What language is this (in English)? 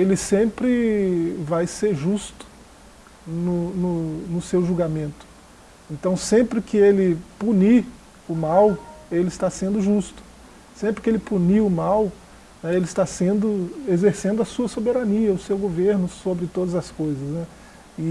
Portuguese